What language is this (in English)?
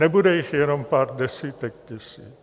Czech